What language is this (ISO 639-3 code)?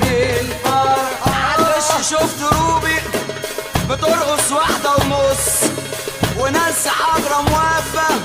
ara